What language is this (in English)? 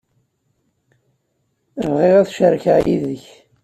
Kabyle